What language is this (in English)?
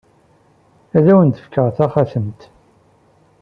Kabyle